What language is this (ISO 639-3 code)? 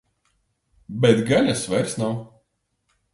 lav